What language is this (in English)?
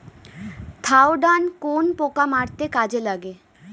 Bangla